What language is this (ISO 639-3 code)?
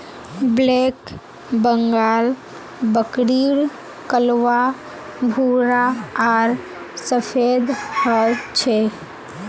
mag